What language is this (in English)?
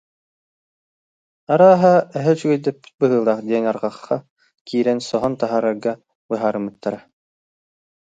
Yakut